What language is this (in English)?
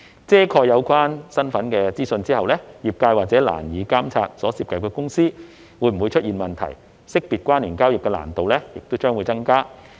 Cantonese